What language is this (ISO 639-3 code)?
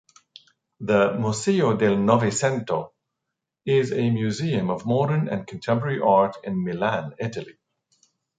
eng